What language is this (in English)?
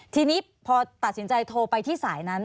Thai